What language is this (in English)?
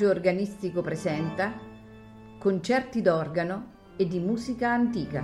Italian